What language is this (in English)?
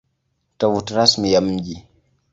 Swahili